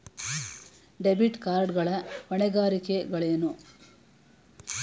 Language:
Kannada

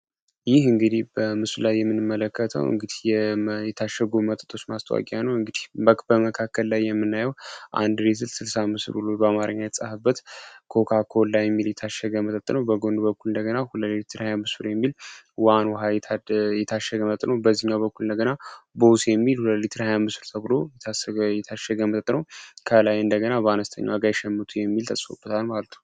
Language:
Amharic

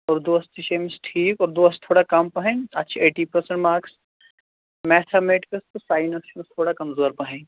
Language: Kashmiri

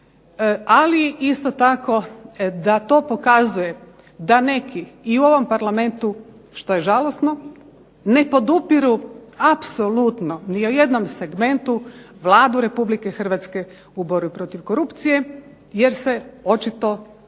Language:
Croatian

